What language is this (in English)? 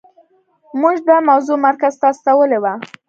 Pashto